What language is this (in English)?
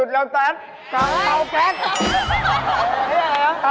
Thai